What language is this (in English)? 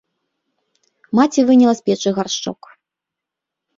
Belarusian